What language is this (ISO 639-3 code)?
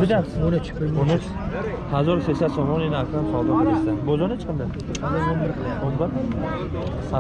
tur